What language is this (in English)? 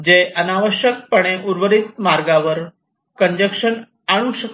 Marathi